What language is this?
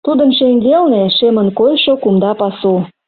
Mari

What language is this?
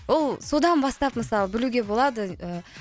Kazakh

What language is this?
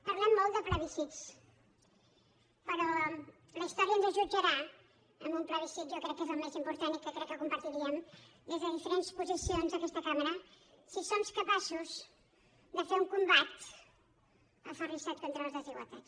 Catalan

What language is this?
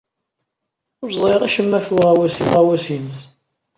Kabyle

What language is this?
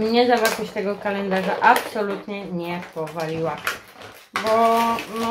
Polish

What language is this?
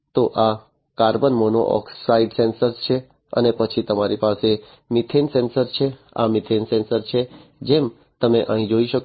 Gujarati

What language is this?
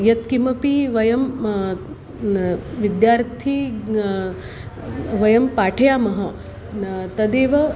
Sanskrit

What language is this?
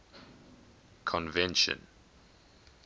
English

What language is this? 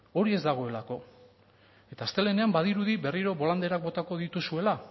Basque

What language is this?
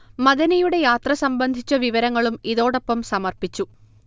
Malayalam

